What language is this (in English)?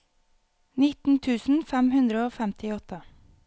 Norwegian